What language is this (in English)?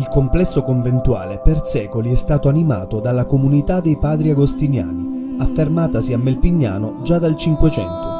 Italian